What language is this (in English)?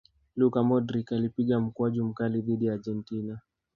Swahili